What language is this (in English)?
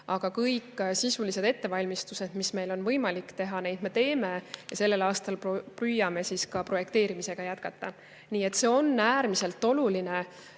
Estonian